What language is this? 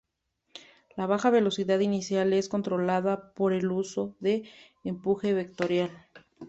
Spanish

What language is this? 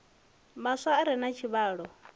Venda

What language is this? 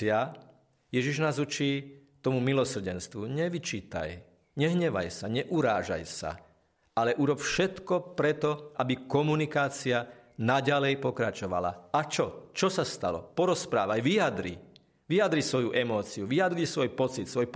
Slovak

